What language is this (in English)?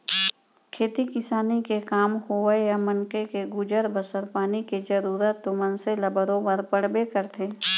Chhattisgarhi